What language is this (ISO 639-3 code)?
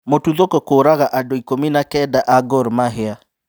kik